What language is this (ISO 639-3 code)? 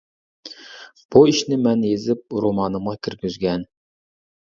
uig